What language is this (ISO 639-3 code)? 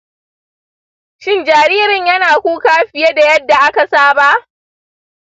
hau